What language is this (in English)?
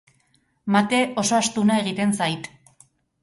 Basque